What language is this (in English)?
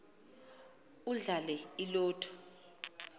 Xhosa